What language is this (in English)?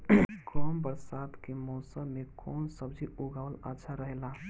Bhojpuri